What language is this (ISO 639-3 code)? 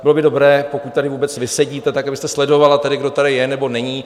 ces